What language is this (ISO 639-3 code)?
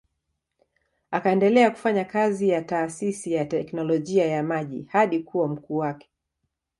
swa